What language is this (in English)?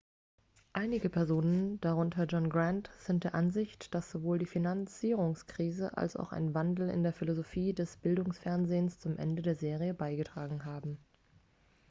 German